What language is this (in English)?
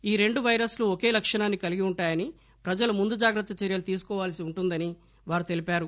Telugu